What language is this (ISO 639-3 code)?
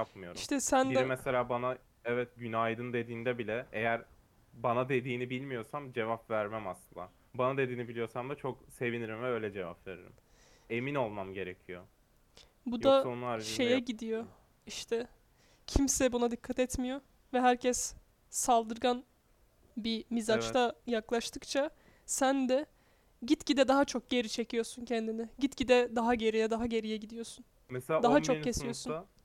tur